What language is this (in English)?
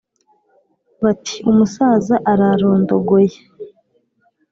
Kinyarwanda